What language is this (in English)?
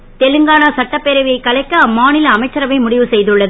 Tamil